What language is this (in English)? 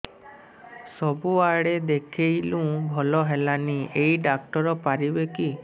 Odia